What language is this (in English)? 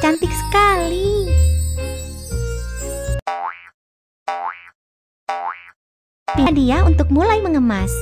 Indonesian